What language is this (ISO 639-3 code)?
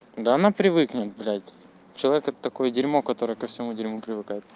rus